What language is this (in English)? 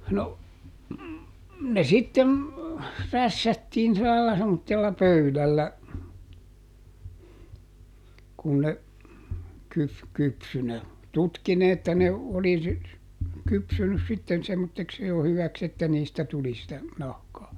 Finnish